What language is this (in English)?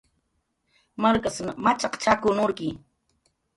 Jaqaru